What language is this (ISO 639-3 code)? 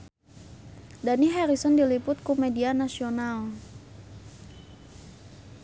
sun